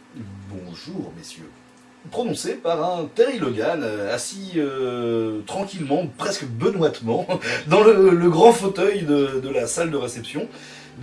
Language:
French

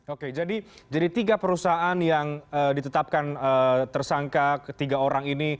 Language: Indonesian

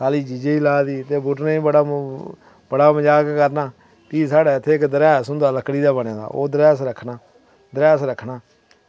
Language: Dogri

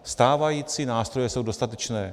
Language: Czech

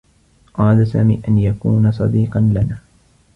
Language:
Arabic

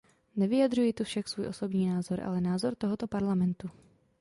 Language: Czech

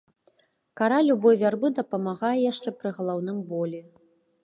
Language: Belarusian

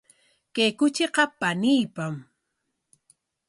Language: Corongo Ancash Quechua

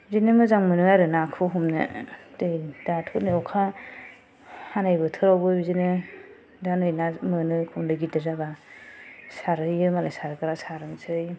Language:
Bodo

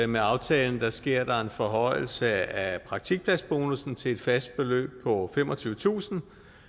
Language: Danish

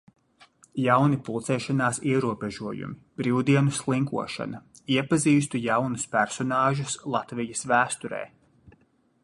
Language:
Latvian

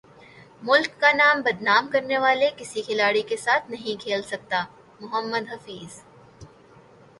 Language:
Urdu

